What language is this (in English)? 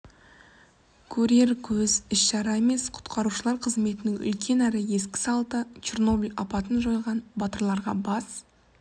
Kazakh